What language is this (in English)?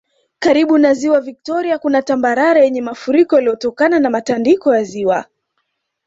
Swahili